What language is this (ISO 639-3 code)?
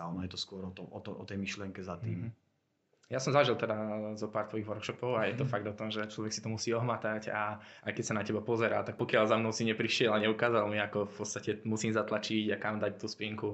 slk